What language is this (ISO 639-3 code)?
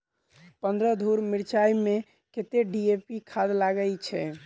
mai